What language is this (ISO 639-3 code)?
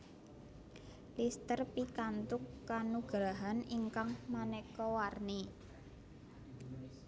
jav